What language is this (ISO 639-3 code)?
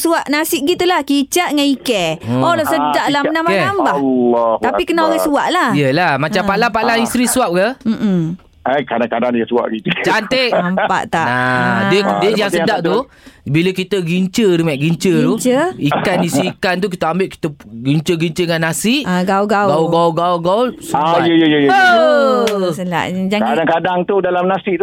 msa